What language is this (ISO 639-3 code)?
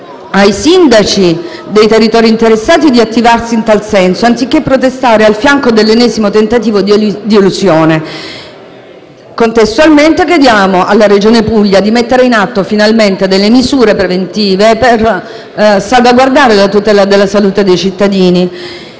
ita